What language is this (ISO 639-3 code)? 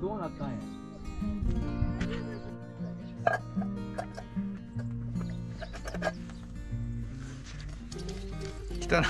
jpn